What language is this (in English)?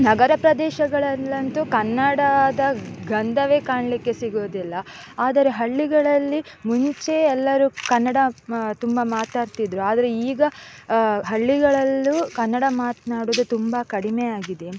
Kannada